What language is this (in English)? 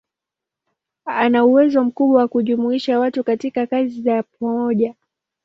Swahili